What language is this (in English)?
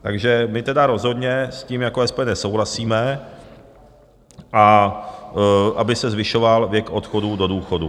Czech